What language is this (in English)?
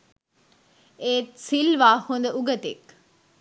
Sinhala